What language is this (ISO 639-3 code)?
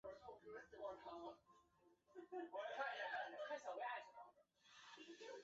zho